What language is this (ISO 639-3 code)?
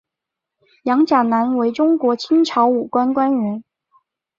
zho